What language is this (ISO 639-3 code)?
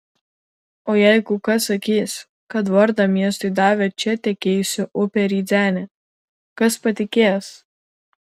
lit